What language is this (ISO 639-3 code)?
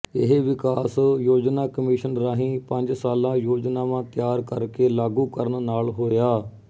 pan